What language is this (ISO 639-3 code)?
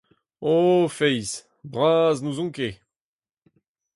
bre